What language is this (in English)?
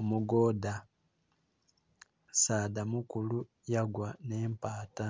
Soga